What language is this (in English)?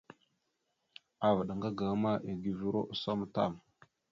Mada (Cameroon)